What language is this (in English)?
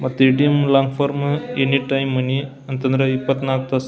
Kannada